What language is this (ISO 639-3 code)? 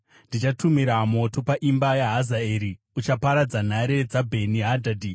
sna